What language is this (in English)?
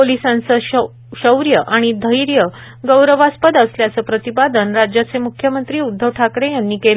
Marathi